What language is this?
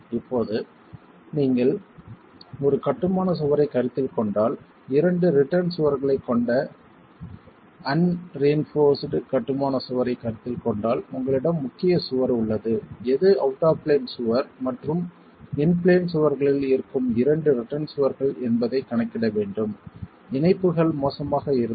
Tamil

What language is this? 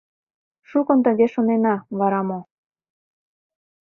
Mari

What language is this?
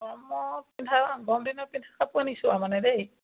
Assamese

